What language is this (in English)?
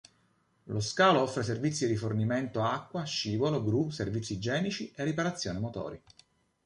Italian